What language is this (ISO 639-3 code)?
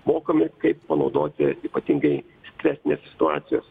lit